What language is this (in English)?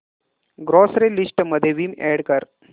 Marathi